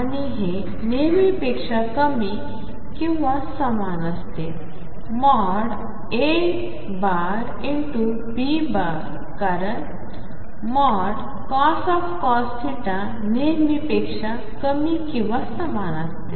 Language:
Marathi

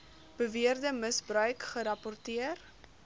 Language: Afrikaans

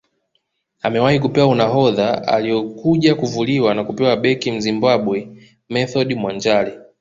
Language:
Swahili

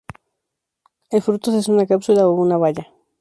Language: Spanish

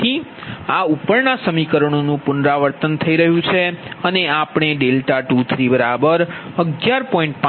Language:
Gujarati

